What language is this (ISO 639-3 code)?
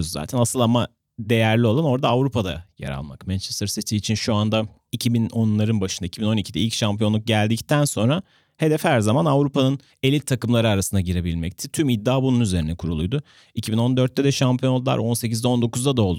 tur